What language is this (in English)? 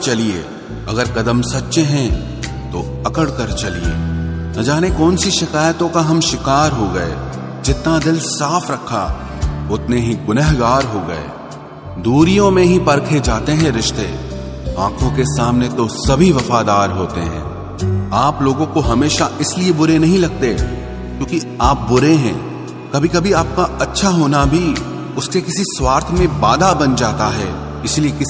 Hindi